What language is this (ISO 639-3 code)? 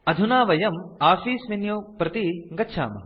san